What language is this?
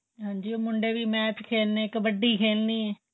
Punjabi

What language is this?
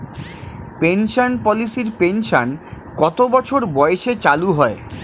Bangla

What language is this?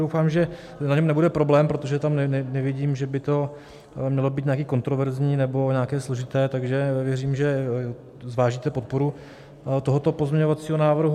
Czech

